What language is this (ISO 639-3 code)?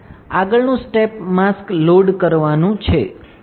guj